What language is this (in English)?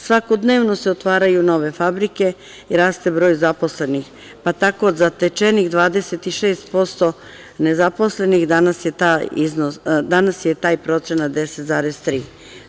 Serbian